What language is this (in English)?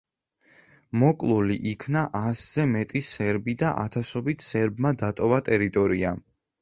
Georgian